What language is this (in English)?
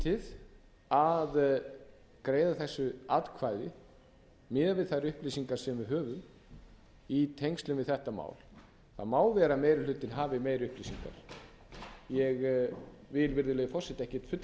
Icelandic